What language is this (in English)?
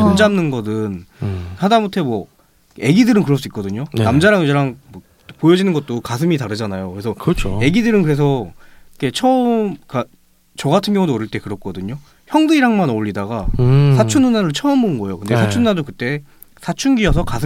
Korean